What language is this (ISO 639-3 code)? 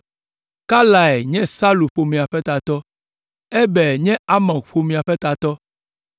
ewe